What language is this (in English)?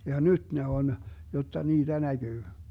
Finnish